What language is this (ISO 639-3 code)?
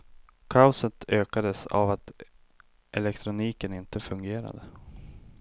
swe